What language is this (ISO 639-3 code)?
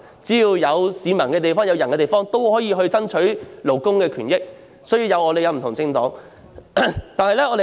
yue